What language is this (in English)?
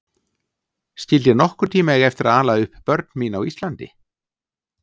Icelandic